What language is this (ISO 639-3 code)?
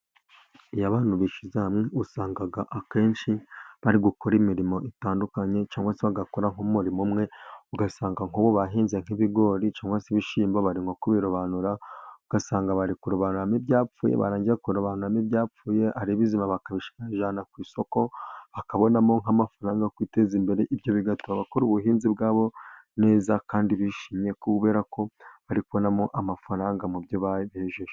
kin